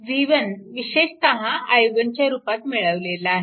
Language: Marathi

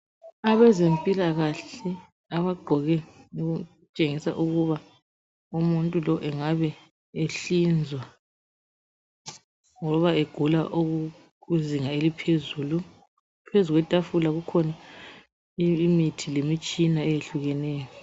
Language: North Ndebele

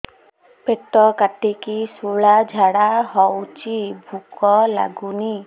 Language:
Odia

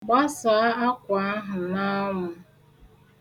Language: Igbo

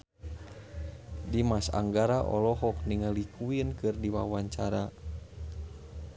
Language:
Sundanese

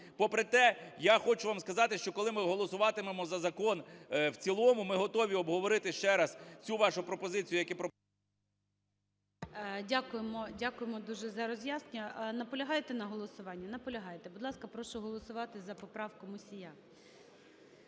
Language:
Ukrainian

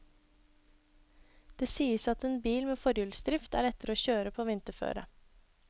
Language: Norwegian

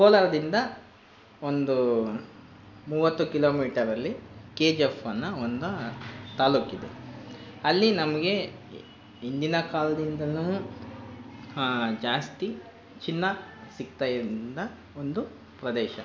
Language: Kannada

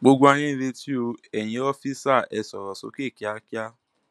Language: Yoruba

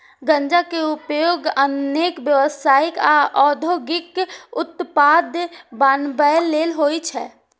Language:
Maithili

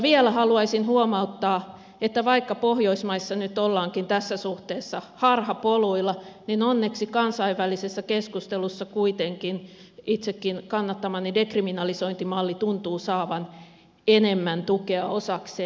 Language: Finnish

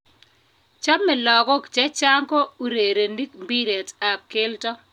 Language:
Kalenjin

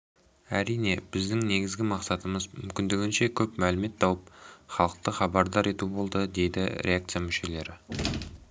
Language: Kazakh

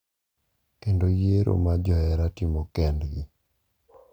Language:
Luo (Kenya and Tanzania)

